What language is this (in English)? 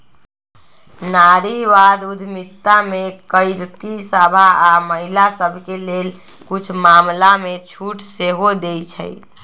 Magahi